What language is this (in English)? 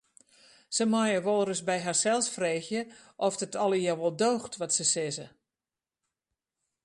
Western Frisian